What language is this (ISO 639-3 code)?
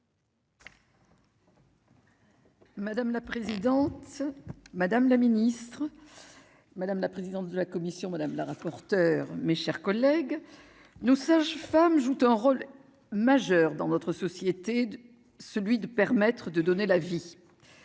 fra